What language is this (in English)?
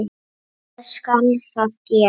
Icelandic